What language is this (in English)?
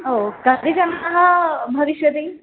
Sanskrit